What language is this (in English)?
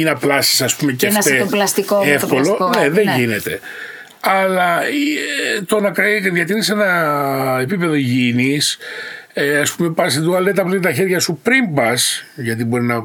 Greek